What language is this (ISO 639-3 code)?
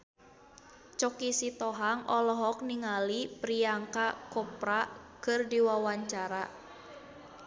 sun